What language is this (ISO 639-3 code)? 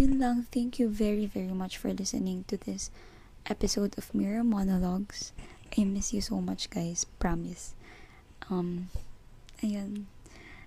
fil